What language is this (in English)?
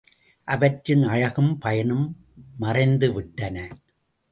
Tamil